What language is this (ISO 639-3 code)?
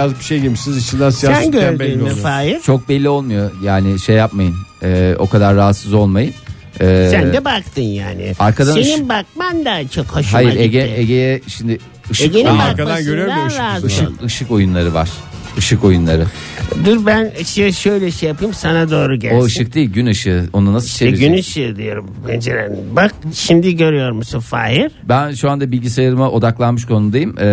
tur